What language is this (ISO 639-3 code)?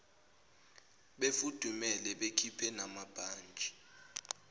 zul